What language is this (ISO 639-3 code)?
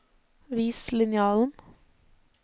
nor